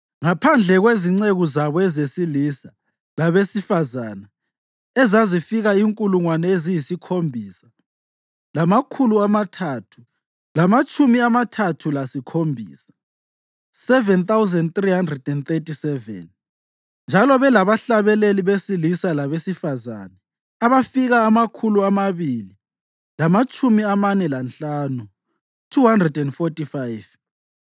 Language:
North Ndebele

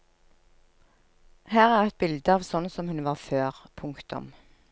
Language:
Norwegian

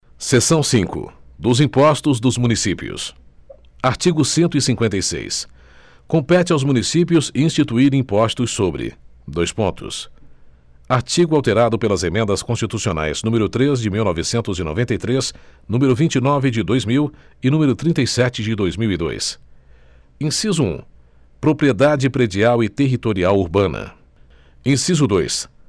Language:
Portuguese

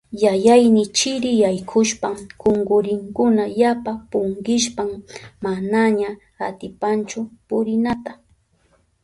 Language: Southern Pastaza Quechua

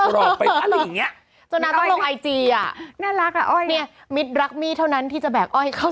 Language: Thai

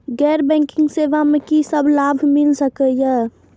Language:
Maithili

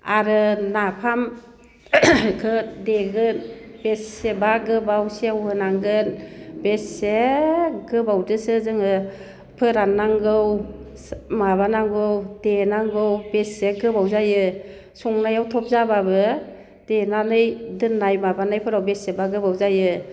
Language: Bodo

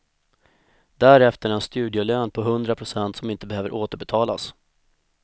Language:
Swedish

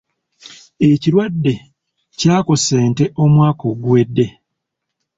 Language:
Ganda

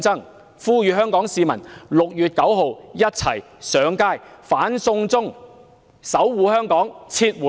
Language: Cantonese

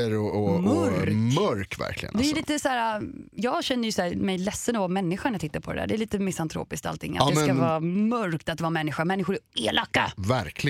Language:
Swedish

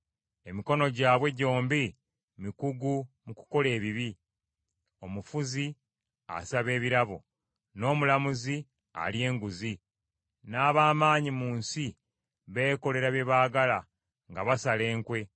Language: Ganda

